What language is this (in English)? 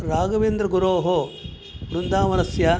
Sanskrit